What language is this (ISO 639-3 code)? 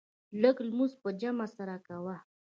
pus